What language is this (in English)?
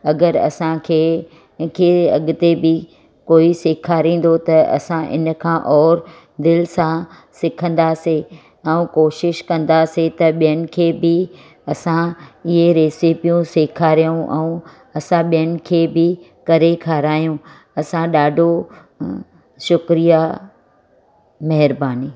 Sindhi